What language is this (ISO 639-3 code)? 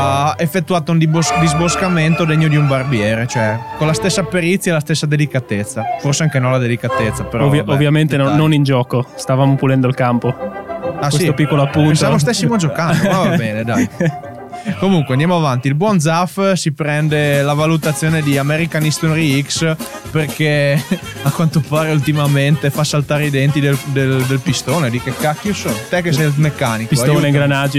ita